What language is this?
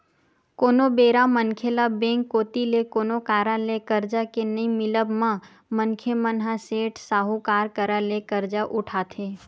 Chhattisgarhi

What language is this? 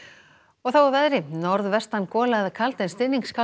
Icelandic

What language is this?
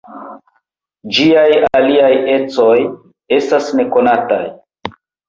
Esperanto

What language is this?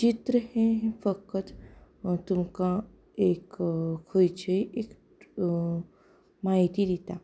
Konkani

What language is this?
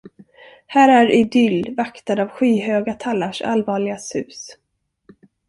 Swedish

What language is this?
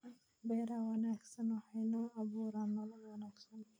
Somali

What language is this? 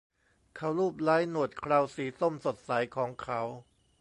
Thai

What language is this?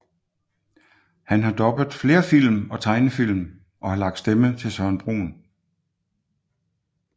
Danish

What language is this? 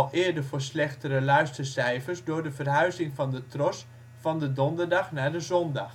Dutch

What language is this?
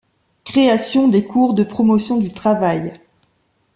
French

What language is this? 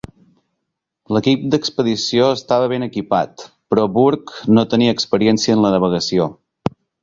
Catalan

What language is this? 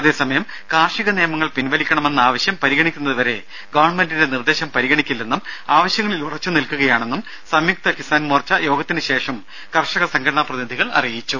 Malayalam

